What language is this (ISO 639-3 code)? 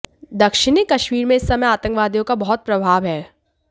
hin